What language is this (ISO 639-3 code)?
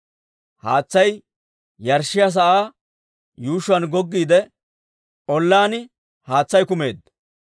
dwr